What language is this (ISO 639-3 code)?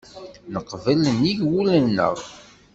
kab